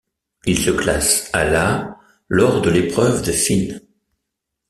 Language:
French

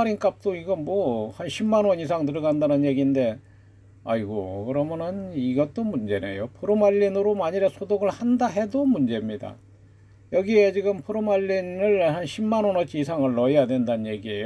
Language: Korean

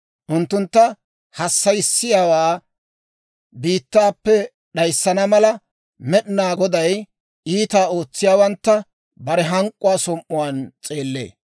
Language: Dawro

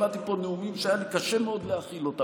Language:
Hebrew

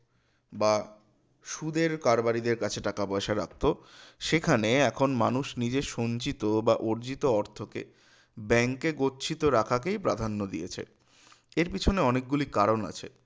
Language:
Bangla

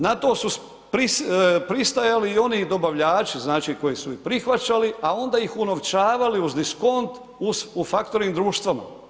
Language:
Croatian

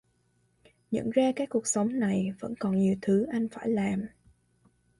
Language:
Vietnamese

